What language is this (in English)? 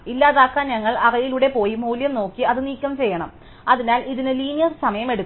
Malayalam